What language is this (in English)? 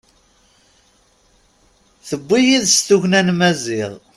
Kabyle